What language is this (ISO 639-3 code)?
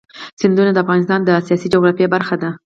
pus